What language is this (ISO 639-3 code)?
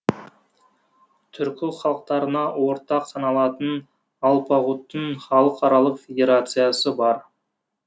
kaz